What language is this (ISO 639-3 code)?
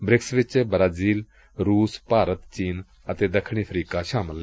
pan